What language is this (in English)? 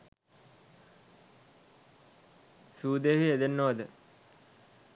Sinhala